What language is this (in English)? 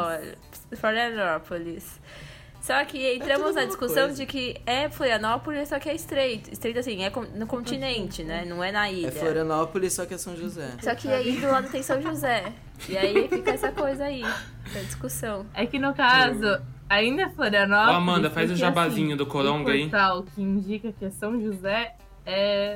Portuguese